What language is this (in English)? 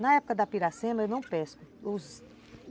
Portuguese